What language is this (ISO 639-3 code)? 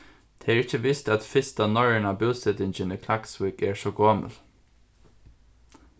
fao